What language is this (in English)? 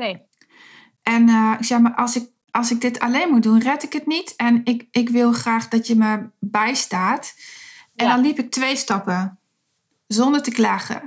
Dutch